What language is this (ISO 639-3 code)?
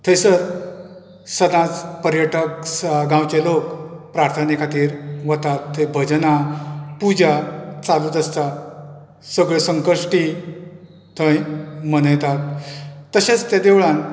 kok